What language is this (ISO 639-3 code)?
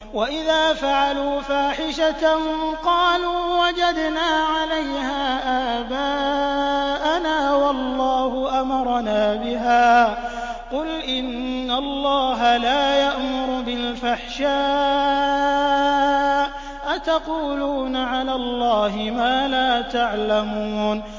ara